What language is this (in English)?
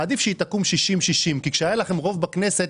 Hebrew